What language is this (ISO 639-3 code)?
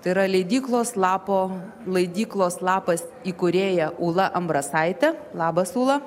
lit